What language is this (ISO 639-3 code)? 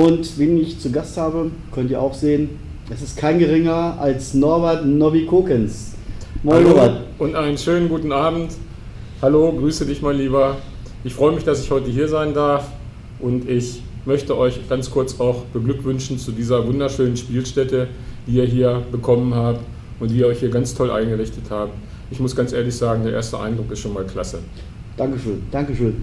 deu